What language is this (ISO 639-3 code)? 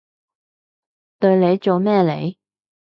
yue